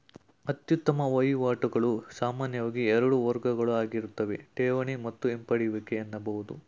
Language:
Kannada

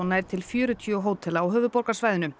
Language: Icelandic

